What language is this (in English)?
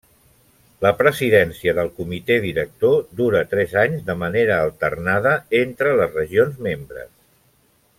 Catalan